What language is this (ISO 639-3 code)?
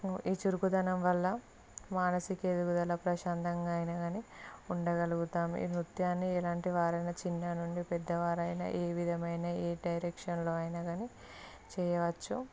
tel